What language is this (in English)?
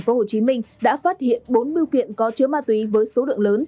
Vietnamese